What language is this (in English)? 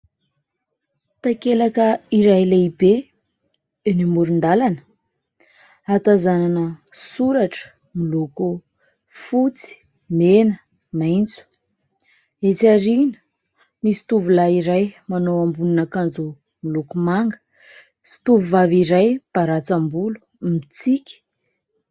Malagasy